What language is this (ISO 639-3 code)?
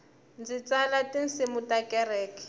tso